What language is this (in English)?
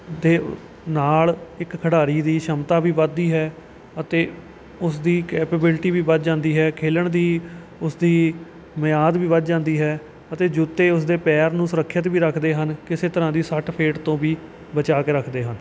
Punjabi